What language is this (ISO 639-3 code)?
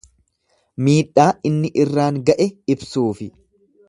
orm